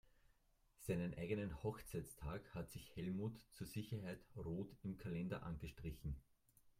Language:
German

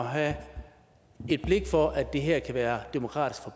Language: Danish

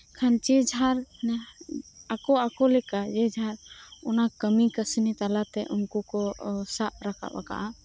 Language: Santali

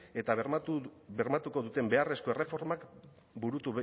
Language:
Basque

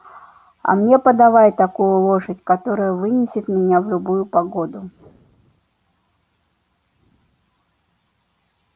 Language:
Russian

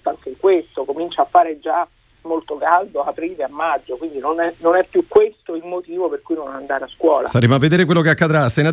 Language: Italian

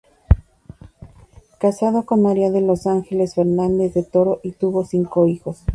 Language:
Spanish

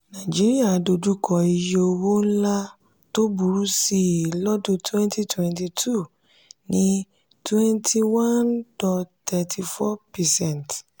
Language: Yoruba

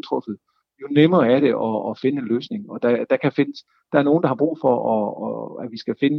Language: Danish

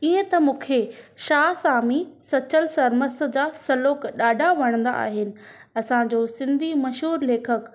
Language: Sindhi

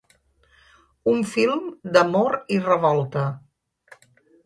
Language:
Catalan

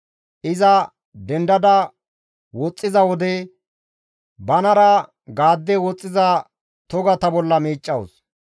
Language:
Gamo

